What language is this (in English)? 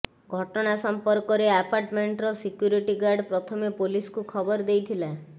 Odia